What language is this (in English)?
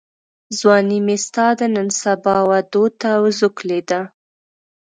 Pashto